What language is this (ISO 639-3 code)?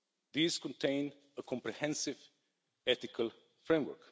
eng